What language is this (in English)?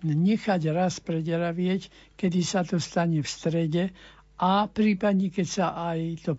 Slovak